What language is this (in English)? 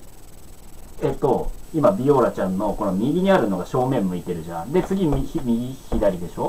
Japanese